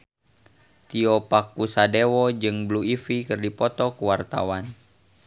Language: Sundanese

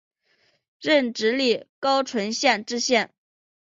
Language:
Chinese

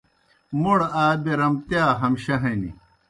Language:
Kohistani Shina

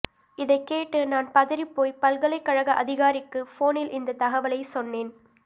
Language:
Tamil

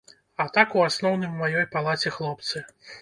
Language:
Belarusian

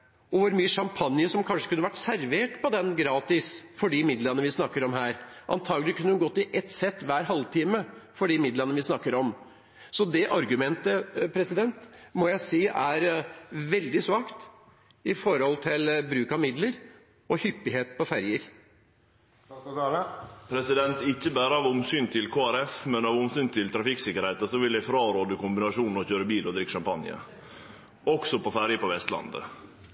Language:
Norwegian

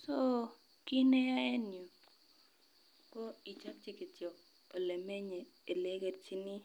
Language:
Kalenjin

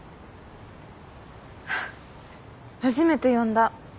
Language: Japanese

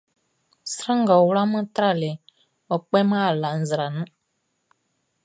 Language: Baoulé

